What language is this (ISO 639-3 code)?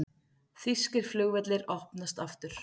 isl